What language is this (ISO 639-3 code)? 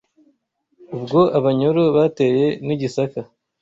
kin